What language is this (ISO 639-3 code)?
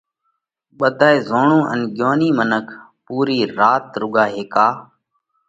kvx